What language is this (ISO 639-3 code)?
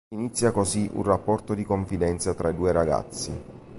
ita